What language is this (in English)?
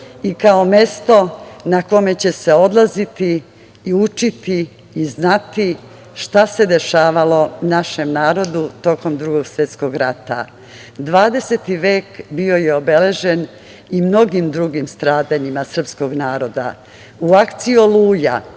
Serbian